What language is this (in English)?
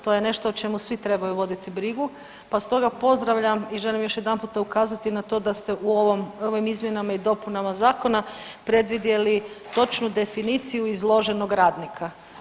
Croatian